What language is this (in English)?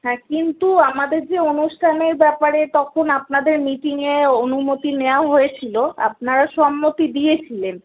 Bangla